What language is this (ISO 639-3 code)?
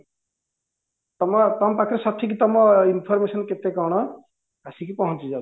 ori